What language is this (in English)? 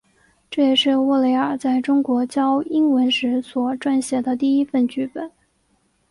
Chinese